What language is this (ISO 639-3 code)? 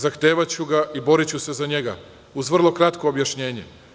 srp